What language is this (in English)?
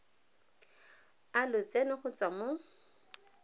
Tswana